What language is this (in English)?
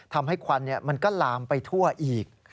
Thai